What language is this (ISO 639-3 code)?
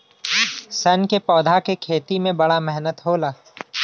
bho